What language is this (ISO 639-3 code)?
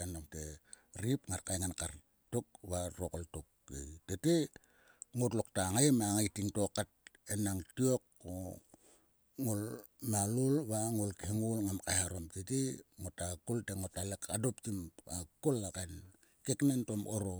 sua